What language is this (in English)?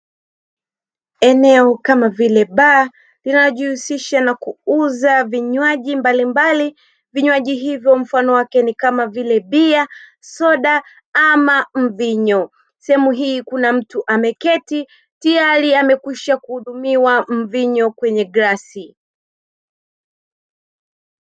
Swahili